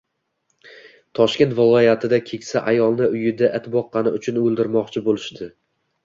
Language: Uzbek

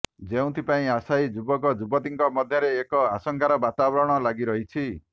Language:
Odia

